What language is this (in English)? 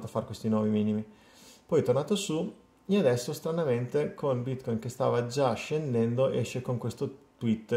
Italian